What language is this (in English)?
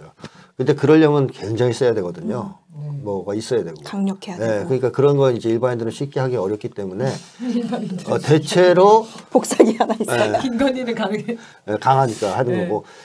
Korean